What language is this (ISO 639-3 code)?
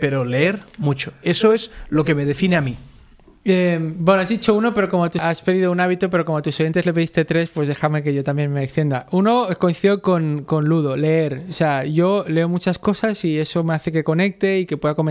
spa